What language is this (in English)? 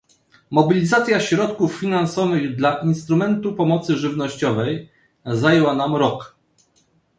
Polish